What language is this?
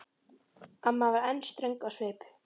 Icelandic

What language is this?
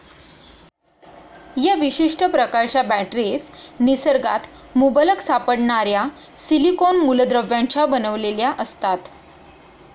Marathi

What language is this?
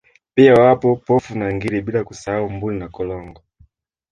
Swahili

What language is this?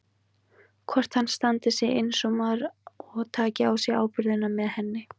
Icelandic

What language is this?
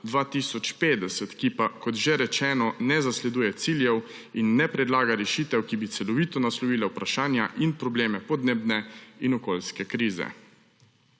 Slovenian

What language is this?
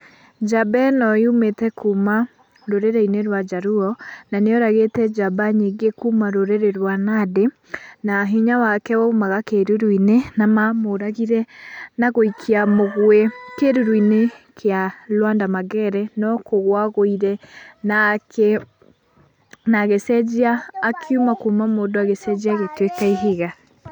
Kikuyu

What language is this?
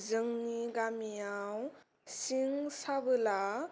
Bodo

